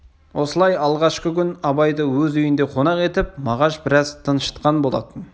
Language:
Kazakh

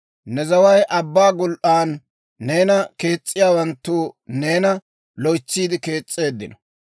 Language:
Dawro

